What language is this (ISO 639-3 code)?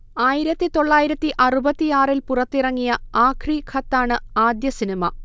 mal